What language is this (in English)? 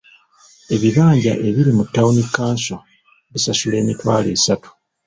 Ganda